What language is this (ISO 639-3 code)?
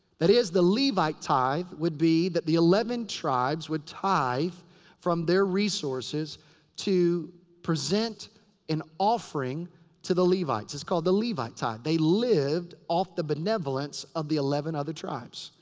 eng